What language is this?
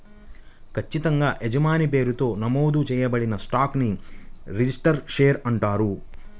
Telugu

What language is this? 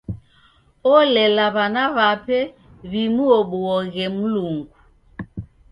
Taita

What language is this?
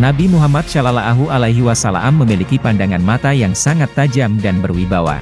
Indonesian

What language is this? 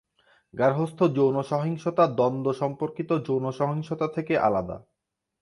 Bangla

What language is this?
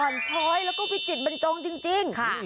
Thai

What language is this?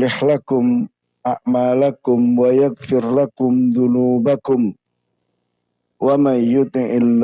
Indonesian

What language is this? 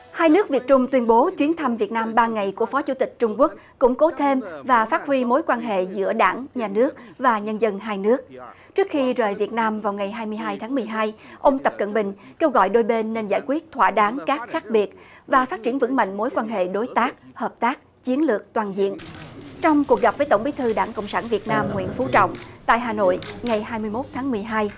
Vietnamese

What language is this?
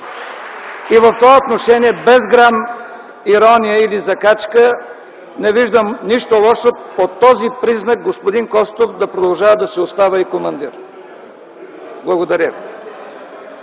Bulgarian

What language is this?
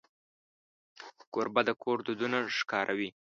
Pashto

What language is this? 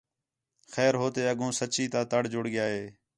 Khetrani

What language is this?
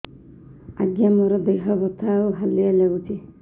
Odia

